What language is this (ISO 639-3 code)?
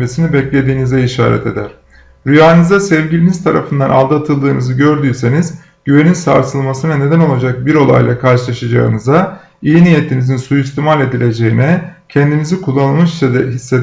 tur